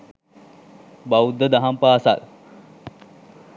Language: Sinhala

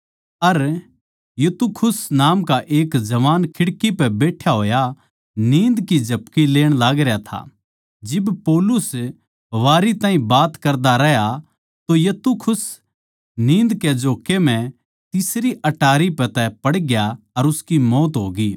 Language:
Haryanvi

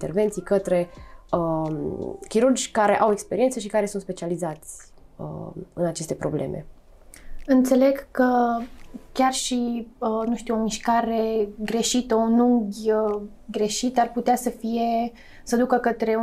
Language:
Romanian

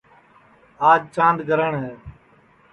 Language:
Sansi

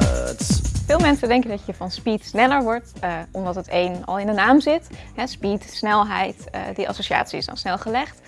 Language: Dutch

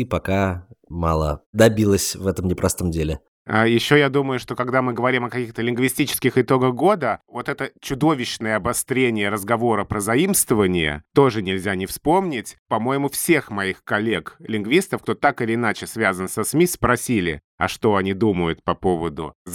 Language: Russian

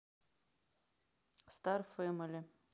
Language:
Russian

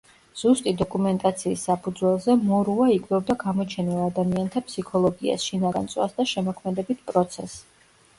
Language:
Georgian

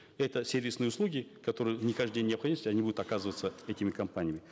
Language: Kazakh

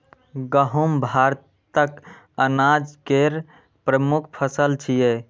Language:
Maithili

